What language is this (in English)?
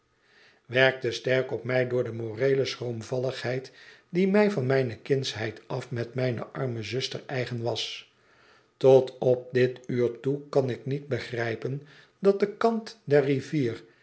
Dutch